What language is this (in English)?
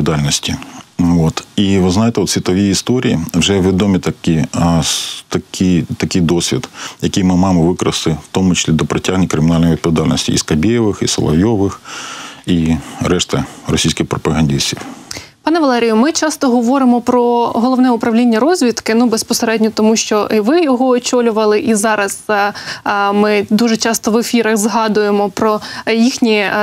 Ukrainian